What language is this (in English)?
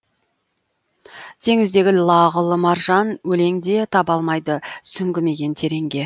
Kazakh